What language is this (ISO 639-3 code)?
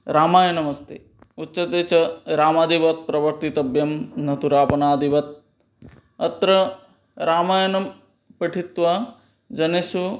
san